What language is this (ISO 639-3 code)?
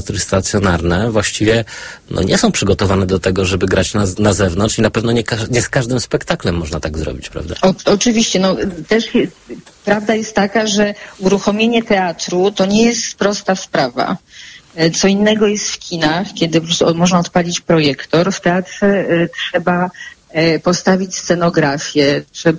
pol